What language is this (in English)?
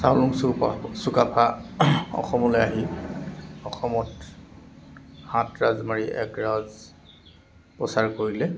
Assamese